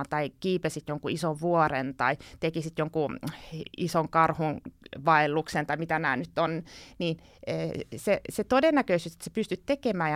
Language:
Finnish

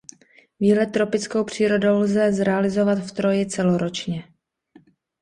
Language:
Czech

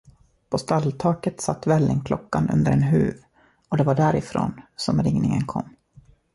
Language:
Swedish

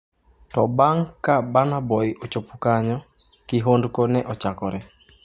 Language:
Luo (Kenya and Tanzania)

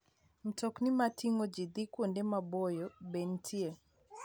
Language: Luo (Kenya and Tanzania)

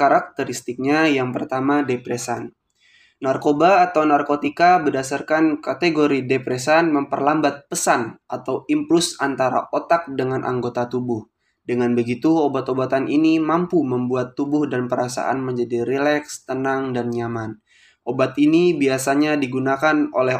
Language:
Indonesian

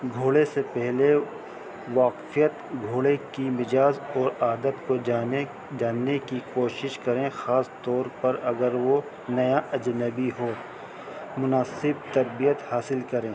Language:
Urdu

